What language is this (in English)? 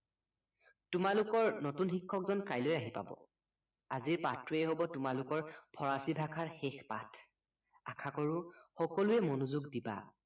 Assamese